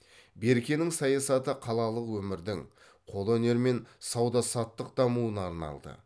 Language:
Kazakh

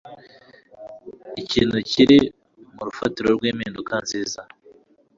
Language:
Kinyarwanda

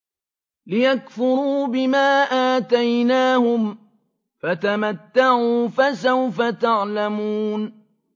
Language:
Arabic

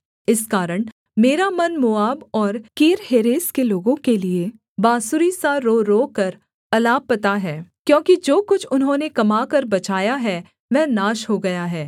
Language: Hindi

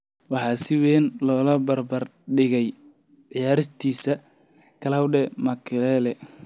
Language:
Somali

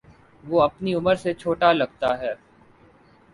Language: Urdu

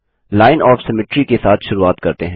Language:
Hindi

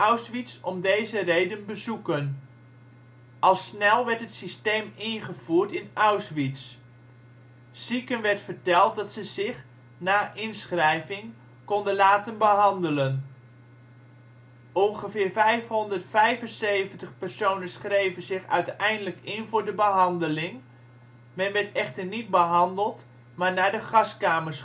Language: Dutch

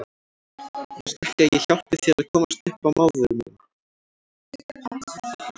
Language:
Icelandic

